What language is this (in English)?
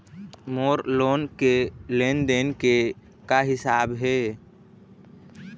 Chhattisgarhi